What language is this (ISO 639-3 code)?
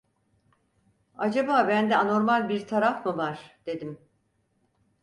tur